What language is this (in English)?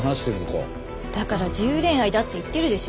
Japanese